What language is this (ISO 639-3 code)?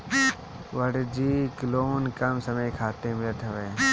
bho